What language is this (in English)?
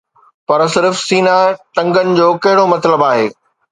Sindhi